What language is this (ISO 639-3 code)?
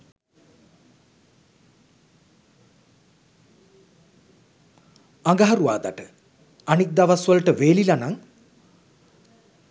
sin